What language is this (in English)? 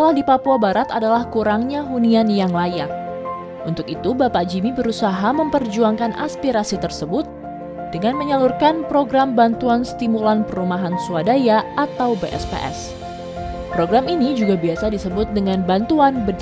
Indonesian